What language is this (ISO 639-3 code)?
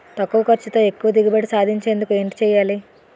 tel